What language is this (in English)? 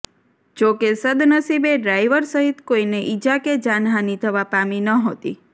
Gujarati